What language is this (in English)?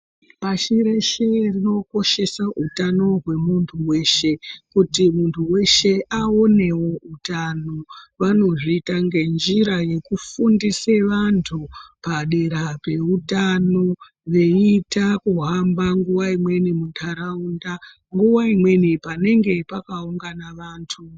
Ndau